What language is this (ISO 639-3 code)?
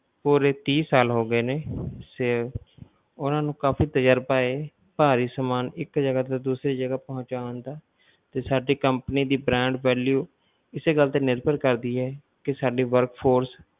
pan